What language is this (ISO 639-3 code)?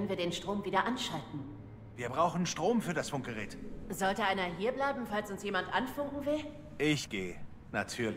deu